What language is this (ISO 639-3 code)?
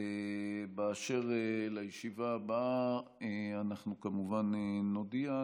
heb